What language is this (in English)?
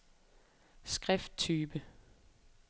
Danish